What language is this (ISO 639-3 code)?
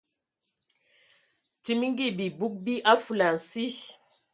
ewo